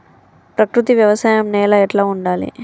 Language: Telugu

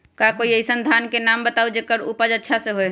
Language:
Magahi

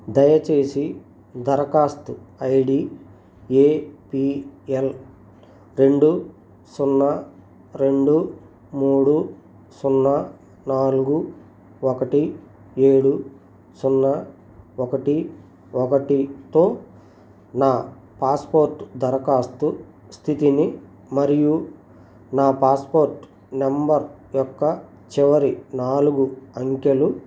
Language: Telugu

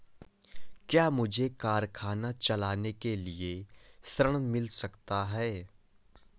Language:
Hindi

